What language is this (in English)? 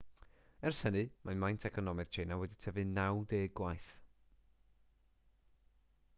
Welsh